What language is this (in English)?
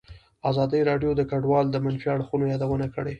Pashto